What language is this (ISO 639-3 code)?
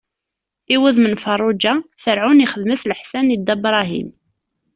kab